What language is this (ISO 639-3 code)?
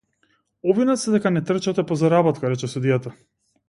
mkd